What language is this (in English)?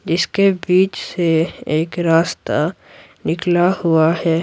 Hindi